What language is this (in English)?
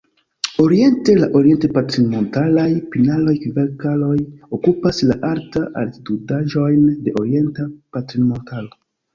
Esperanto